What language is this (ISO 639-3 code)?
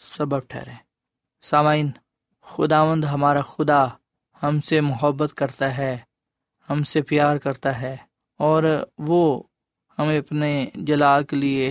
urd